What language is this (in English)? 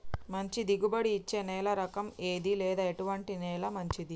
Telugu